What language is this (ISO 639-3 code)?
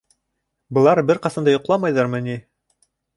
bak